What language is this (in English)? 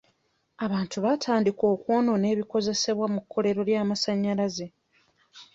Ganda